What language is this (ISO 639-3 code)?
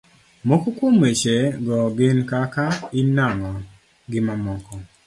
luo